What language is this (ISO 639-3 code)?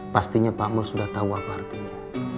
ind